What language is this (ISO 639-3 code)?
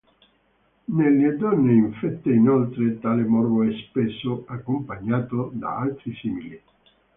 ita